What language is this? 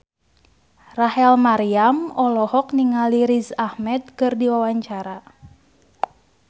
Sundanese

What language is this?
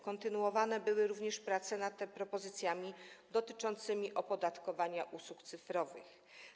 Polish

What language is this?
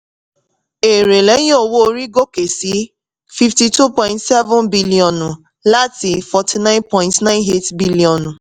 Yoruba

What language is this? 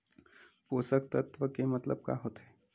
Chhattisgarhi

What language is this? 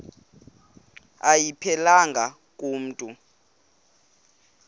Xhosa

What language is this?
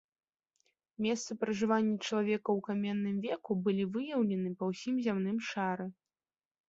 Belarusian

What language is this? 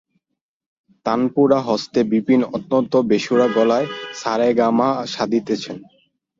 Bangla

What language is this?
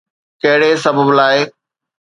Sindhi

